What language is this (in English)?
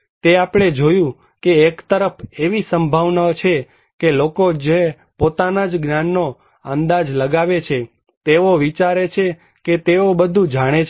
Gujarati